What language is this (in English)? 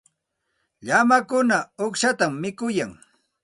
Santa Ana de Tusi Pasco Quechua